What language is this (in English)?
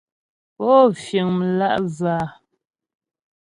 Ghomala